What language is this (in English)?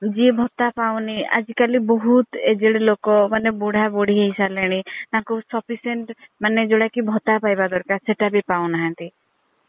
Odia